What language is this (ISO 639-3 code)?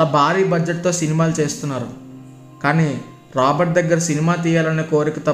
tel